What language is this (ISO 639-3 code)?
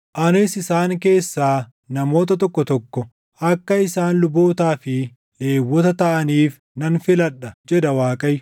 orm